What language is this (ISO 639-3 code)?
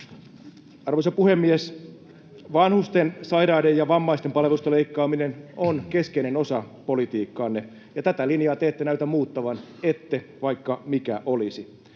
fin